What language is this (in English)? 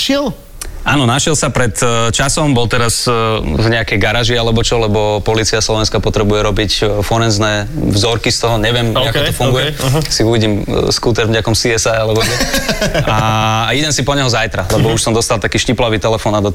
Slovak